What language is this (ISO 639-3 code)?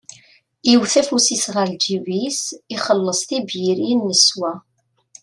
kab